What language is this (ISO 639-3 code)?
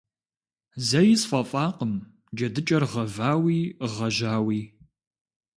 kbd